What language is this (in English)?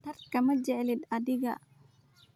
Somali